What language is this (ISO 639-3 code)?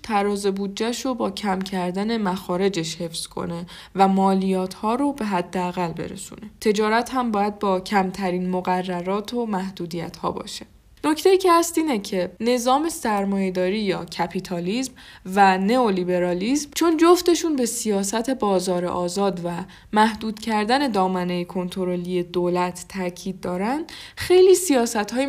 fas